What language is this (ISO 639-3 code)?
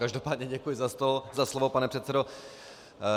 ces